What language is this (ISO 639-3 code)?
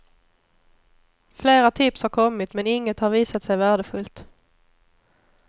swe